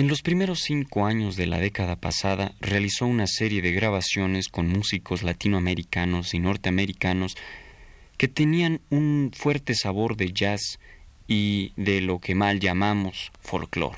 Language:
Spanish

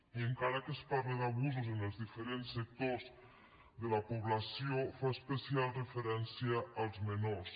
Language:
Catalan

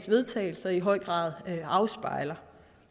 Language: Danish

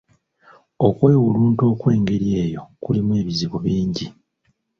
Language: Ganda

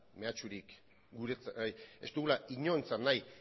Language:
Basque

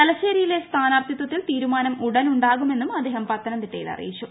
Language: Malayalam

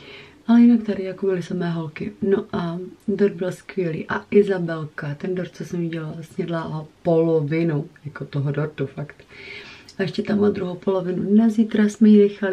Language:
Czech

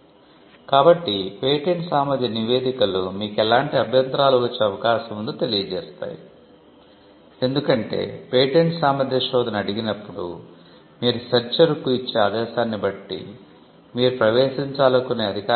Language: Telugu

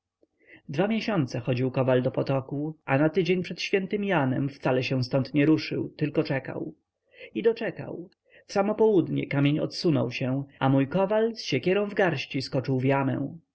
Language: Polish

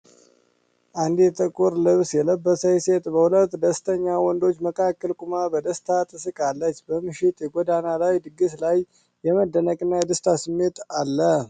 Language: Amharic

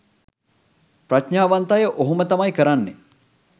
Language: Sinhala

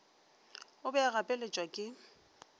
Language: Northern Sotho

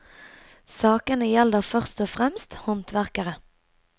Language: Norwegian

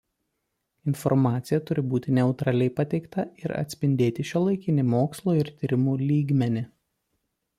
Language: Lithuanian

